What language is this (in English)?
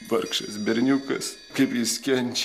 Lithuanian